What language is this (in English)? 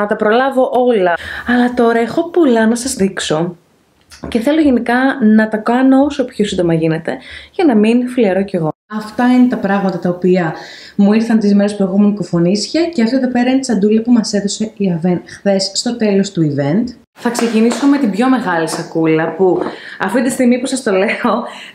Greek